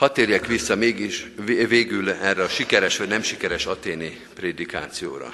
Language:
Hungarian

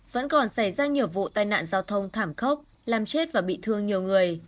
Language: Vietnamese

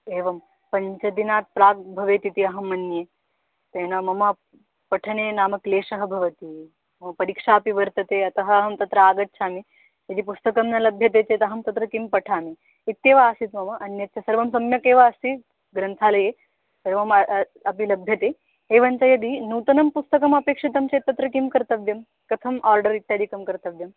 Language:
Sanskrit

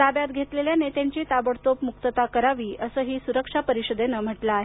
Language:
Marathi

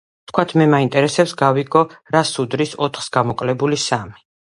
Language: Georgian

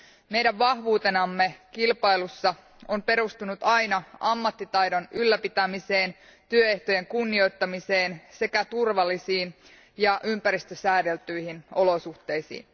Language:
Finnish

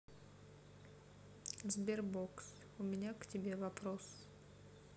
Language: Russian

